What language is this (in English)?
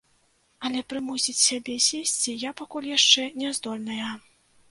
Belarusian